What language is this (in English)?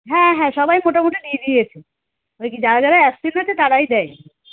Bangla